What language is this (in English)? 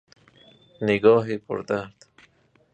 Persian